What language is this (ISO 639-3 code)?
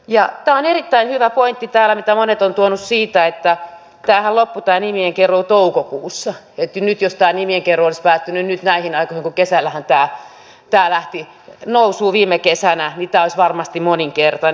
fin